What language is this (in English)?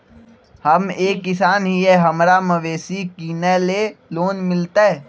Magahi